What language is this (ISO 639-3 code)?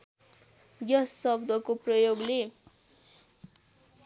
nep